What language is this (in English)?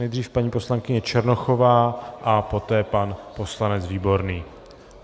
Czech